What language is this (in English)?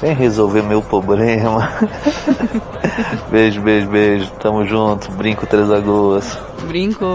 Portuguese